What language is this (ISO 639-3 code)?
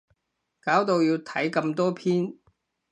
yue